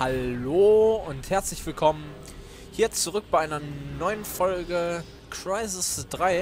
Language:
German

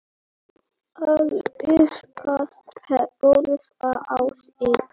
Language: Icelandic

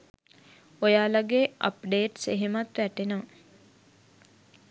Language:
Sinhala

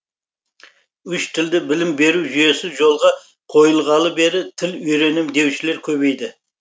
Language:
Kazakh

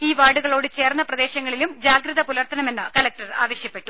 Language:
Malayalam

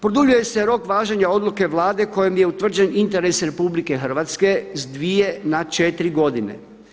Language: Croatian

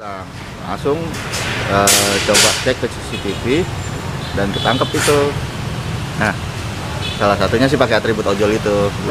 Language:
Indonesian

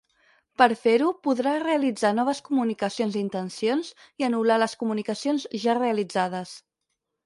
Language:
Catalan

